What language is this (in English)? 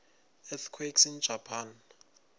Swati